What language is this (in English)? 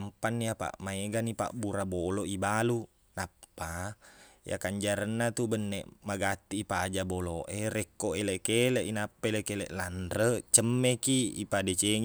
Buginese